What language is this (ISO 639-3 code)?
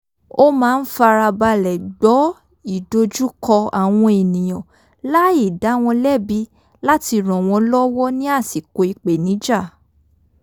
yor